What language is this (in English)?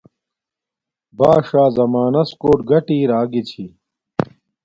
Domaaki